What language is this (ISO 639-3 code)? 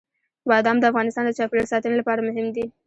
pus